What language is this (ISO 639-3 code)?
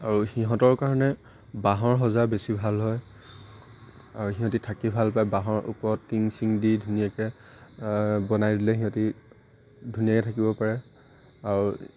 asm